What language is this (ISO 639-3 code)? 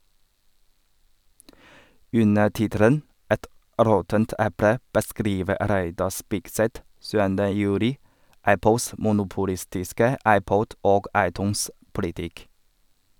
nor